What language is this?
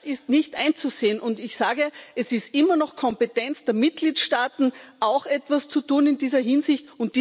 German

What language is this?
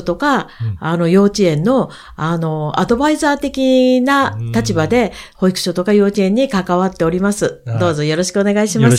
Japanese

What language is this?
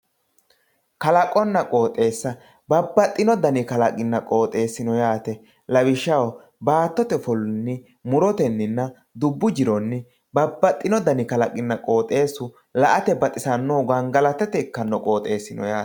Sidamo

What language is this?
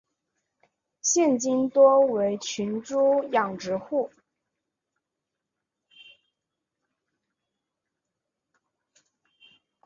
Chinese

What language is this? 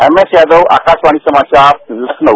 Hindi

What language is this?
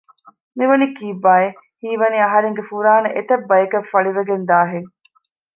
Divehi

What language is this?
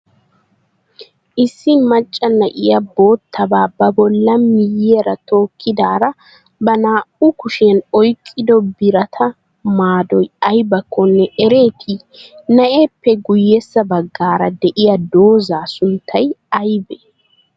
Wolaytta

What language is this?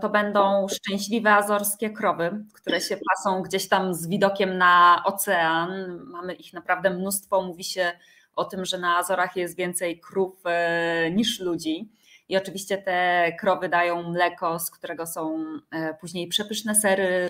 Polish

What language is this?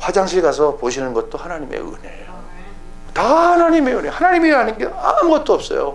Korean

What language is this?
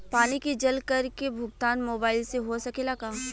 Bhojpuri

